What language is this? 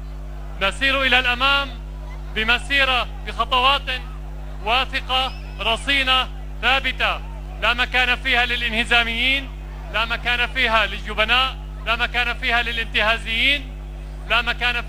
Arabic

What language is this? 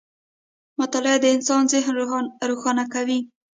Pashto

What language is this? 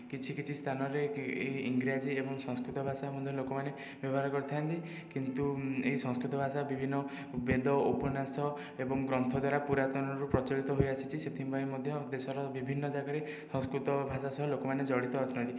Odia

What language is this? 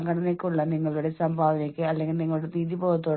Malayalam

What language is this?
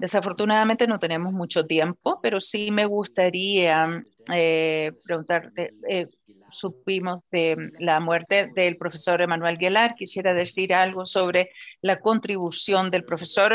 Spanish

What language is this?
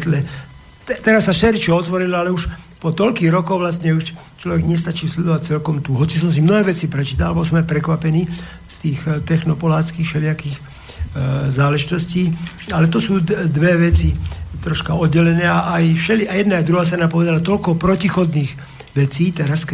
Slovak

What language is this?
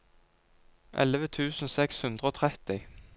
Norwegian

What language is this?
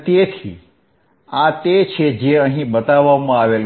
Gujarati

